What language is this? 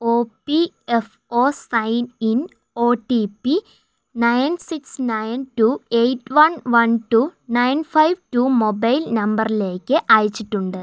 Malayalam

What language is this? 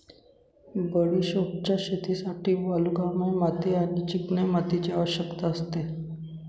Marathi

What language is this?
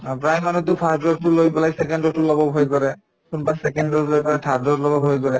Assamese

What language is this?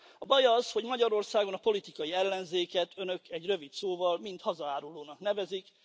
Hungarian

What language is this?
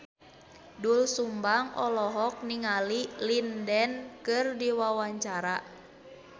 Sundanese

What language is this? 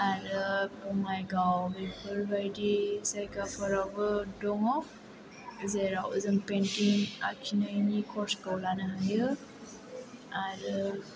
Bodo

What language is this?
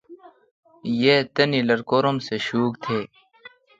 Kalkoti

